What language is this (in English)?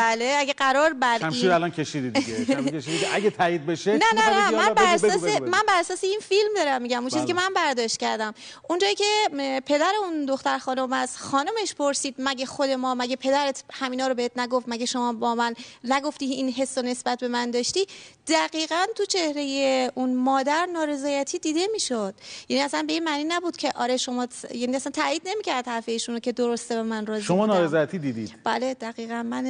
Persian